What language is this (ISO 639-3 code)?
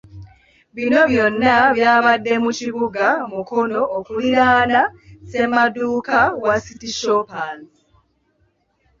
lug